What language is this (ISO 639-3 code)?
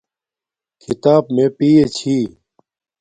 dmk